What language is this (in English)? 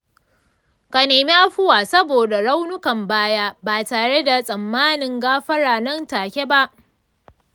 Hausa